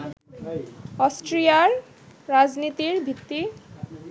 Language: Bangla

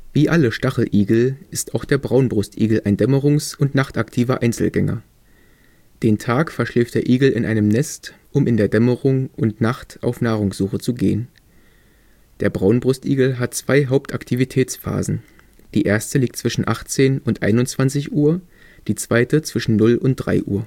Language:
German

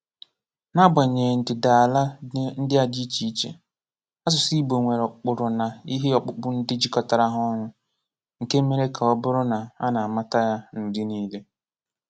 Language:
Igbo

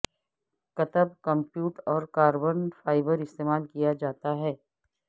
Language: Urdu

